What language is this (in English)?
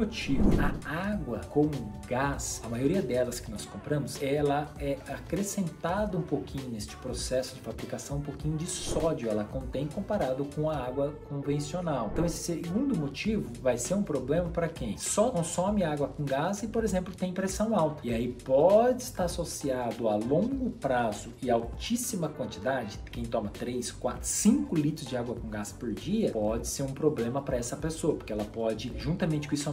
Portuguese